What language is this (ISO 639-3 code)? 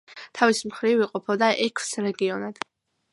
kat